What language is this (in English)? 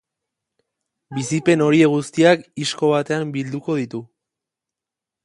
Basque